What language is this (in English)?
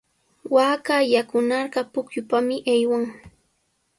Sihuas Ancash Quechua